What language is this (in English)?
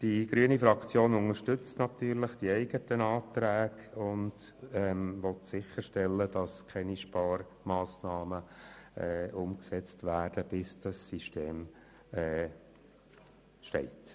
Swiss German